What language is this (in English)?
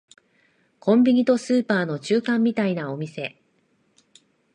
Japanese